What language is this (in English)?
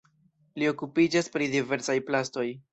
Esperanto